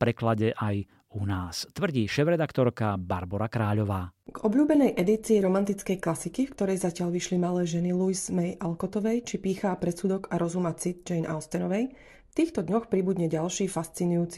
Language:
Slovak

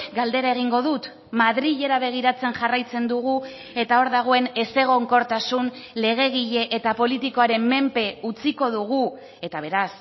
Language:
Basque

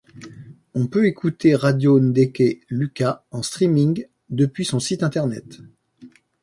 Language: French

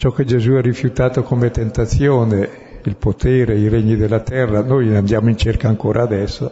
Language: Italian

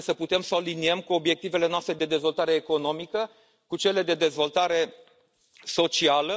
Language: Romanian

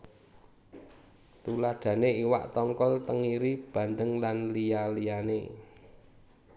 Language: Javanese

